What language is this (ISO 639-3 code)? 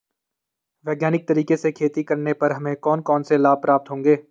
hin